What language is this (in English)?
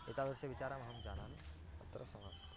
Sanskrit